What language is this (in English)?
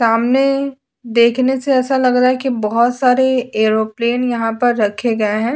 Hindi